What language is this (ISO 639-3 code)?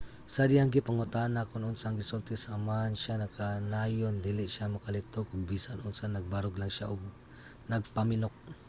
ceb